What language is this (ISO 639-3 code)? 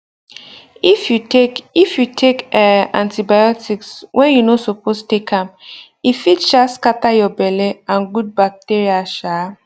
pcm